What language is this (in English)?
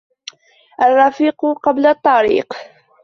Arabic